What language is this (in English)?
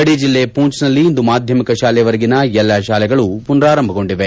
Kannada